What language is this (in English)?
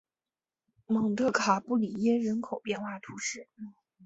Chinese